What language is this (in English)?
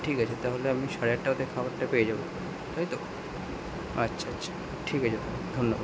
Bangla